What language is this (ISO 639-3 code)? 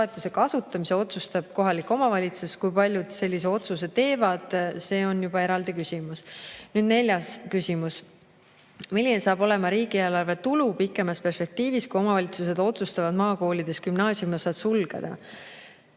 est